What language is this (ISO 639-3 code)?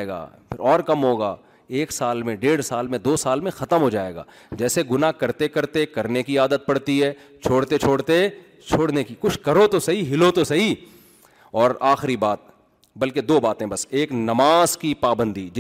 urd